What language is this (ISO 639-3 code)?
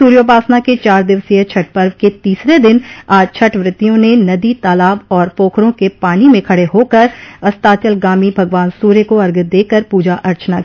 hin